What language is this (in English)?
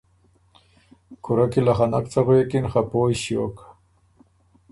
Ormuri